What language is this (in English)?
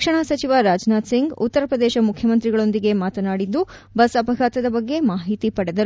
Kannada